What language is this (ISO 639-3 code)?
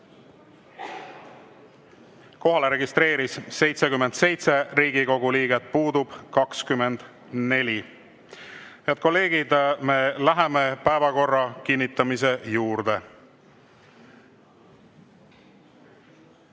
est